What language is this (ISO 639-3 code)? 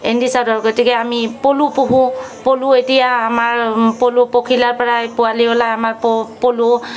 asm